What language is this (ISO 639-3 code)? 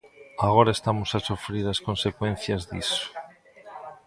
glg